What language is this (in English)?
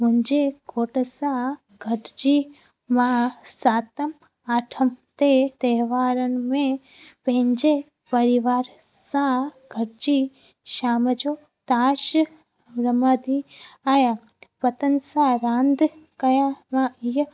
Sindhi